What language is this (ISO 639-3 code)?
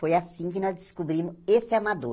por